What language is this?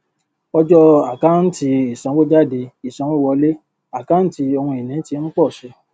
Yoruba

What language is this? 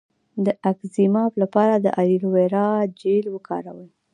Pashto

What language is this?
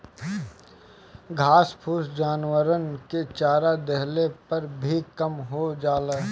Bhojpuri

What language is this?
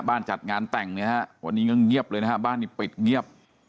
Thai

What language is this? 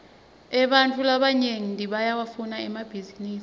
Swati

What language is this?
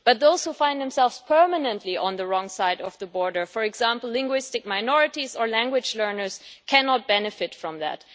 English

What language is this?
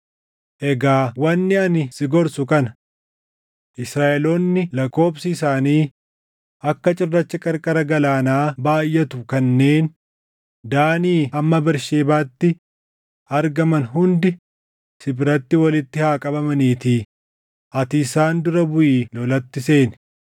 Oromo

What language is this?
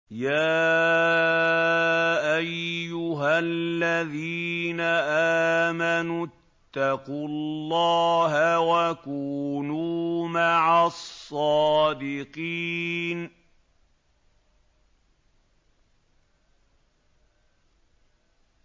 Arabic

